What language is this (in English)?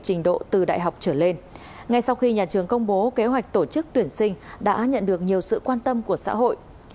Vietnamese